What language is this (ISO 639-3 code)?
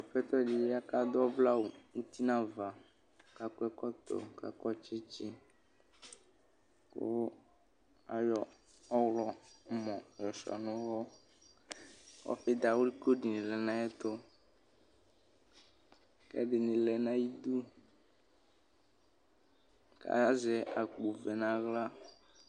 kpo